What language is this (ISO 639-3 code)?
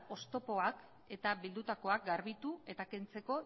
eus